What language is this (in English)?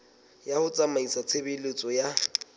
Southern Sotho